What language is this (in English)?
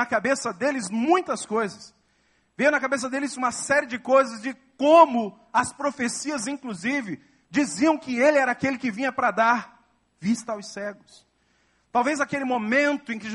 Portuguese